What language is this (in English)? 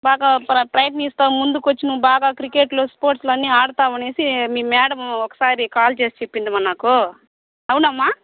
Telugu